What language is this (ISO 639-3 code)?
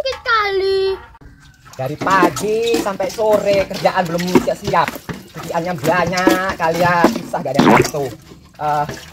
ind